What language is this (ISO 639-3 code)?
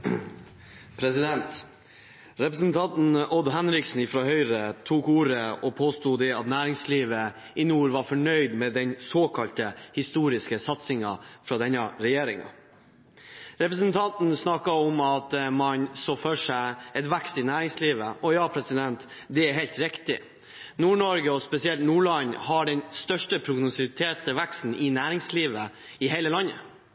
nob